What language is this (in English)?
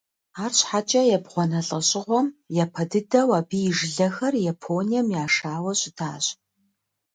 Kabardian